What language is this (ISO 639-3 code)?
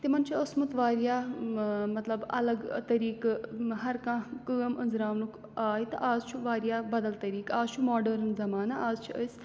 kas